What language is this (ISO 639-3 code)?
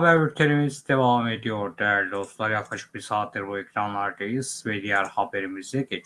tur